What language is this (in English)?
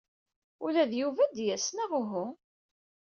Kabyle